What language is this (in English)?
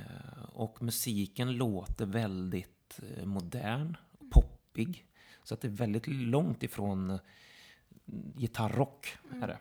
Swedish